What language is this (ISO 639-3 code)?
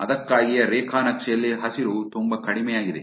kan